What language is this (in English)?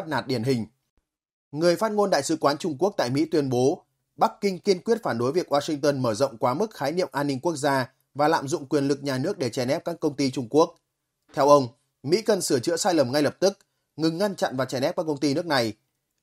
Vietnamese